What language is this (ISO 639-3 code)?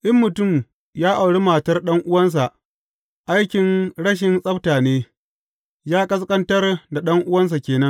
hau